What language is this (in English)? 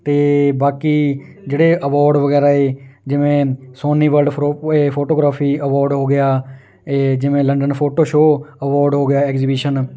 Punjabi